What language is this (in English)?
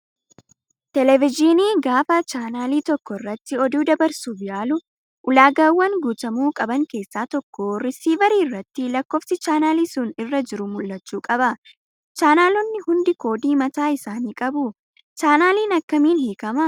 Oromo